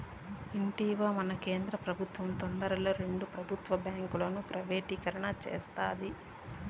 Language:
Telugu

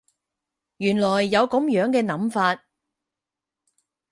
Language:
Cantonese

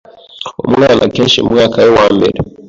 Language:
Kinyarwanda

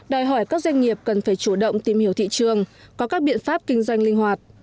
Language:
Vietnamese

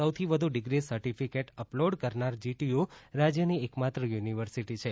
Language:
Gujarati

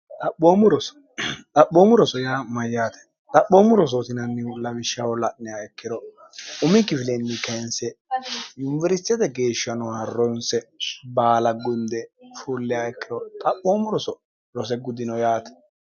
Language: Sidamo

